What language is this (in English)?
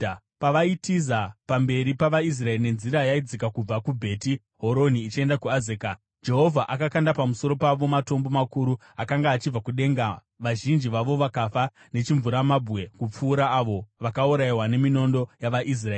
Shona